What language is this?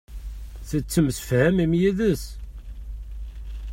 Kabyle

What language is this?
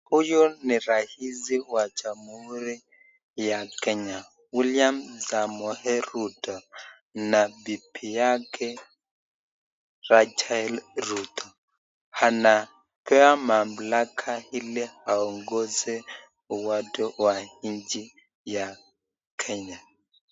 Swahili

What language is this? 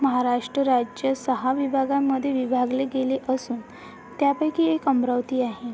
Marathi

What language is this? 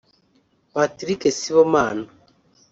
Kinyarwanda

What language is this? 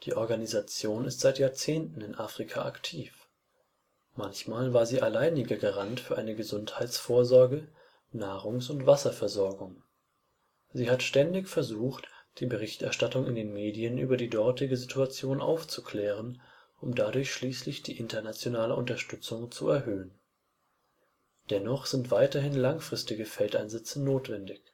German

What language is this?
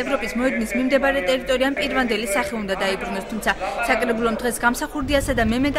Romanian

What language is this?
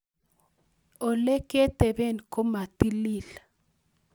Kalenjin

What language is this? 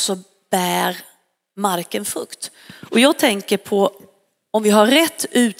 Swedish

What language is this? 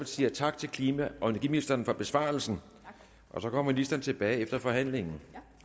Danish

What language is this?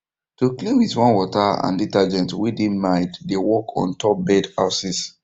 Nigerian Pidgin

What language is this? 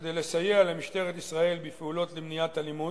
Hebrew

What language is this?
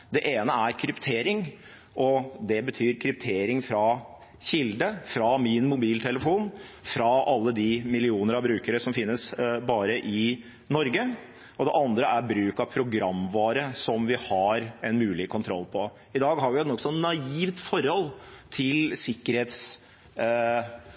Norwegian Bokmål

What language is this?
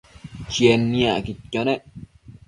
Matsés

